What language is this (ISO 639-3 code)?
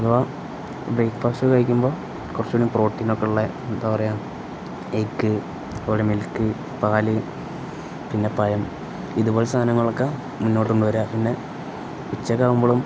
mal